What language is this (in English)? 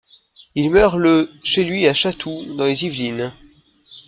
French